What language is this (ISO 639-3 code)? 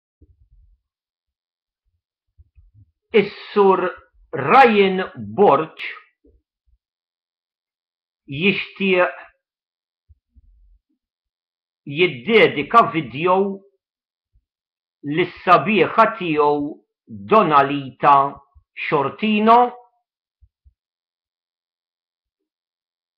ara